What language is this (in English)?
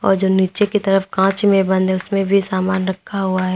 Hindi